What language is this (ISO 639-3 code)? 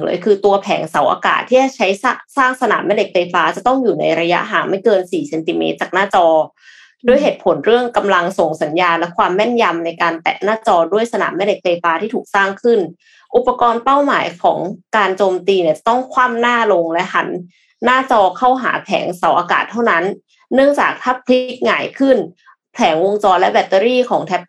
tha